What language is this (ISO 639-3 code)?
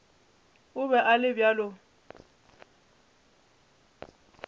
nso